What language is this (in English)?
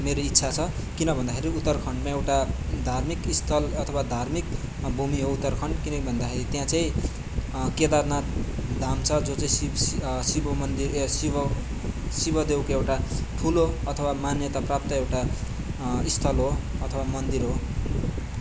Nepali